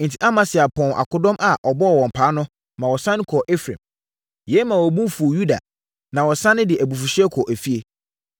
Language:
Akan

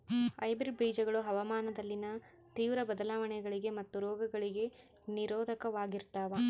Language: Kannada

